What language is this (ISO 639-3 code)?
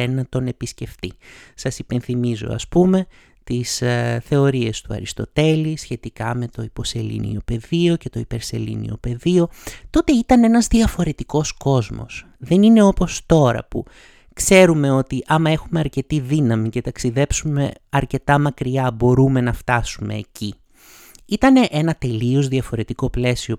ell